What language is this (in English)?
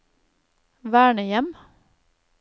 Norwegian